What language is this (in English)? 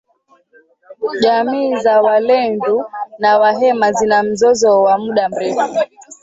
Swahili